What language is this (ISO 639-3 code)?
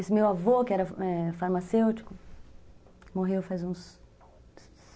por